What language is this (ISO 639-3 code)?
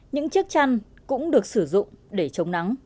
vie